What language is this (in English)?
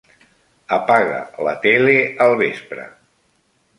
Catalan